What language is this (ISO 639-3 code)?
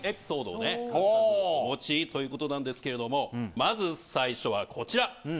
jpn